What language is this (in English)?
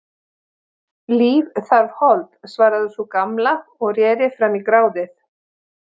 Icelandic